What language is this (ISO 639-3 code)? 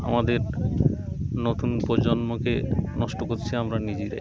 ben